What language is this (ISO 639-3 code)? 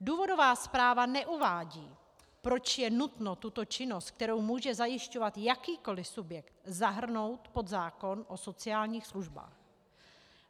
ces